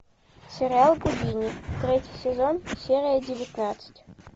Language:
Russian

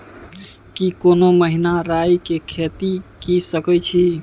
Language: Maithili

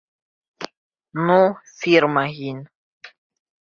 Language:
Bashkir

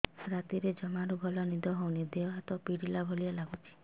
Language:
Odia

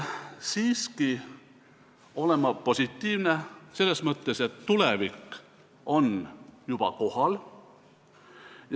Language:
Estonian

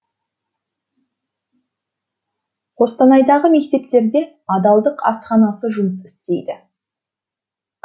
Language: Kazakh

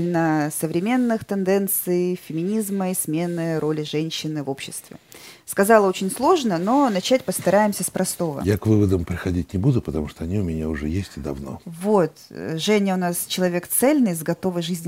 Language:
Russian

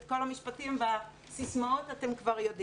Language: Hebrew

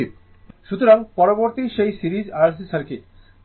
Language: Bangla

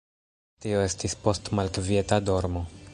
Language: Esperanto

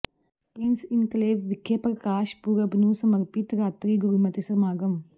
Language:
Punjabi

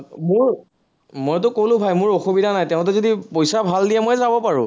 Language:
Assamese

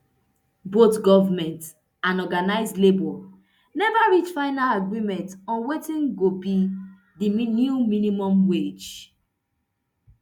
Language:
Nigerian Pidgin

